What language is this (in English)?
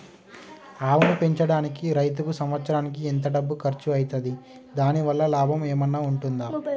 Telugu